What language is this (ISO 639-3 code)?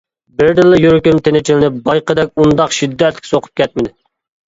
uig